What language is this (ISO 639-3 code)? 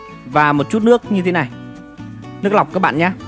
vie